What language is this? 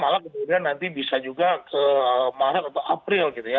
Indonesian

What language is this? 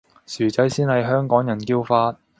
Cantonese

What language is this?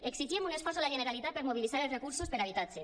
Catalan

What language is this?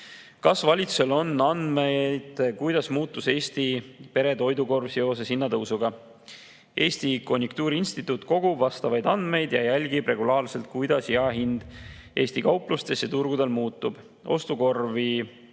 Estonian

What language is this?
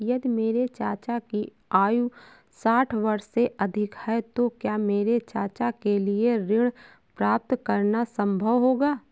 Hindi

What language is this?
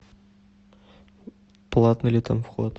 Russian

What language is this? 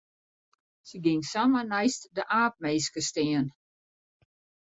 Western Frisian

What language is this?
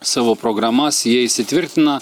Lithuanian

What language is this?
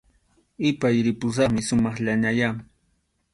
Arequipa-La Unión Quechua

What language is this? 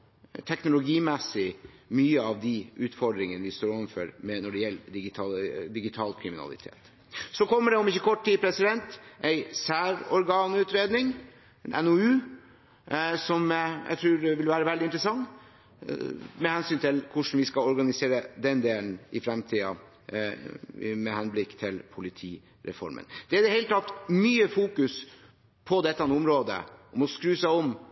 Norwegian Bokmål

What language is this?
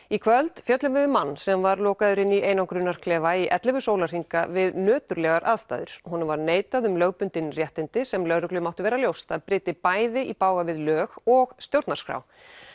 Icelandic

